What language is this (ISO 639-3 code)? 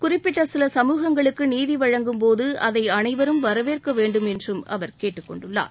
tam